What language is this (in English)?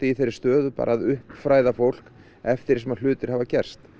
Icelandic